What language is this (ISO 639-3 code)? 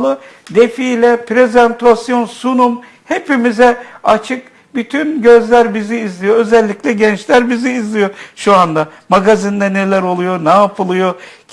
tur